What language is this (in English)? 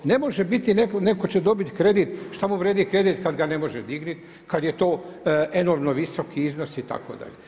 Croatian